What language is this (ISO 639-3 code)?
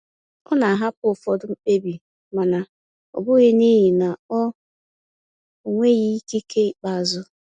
ibo